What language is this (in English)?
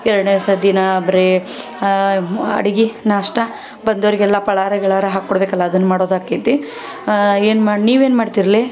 Kannada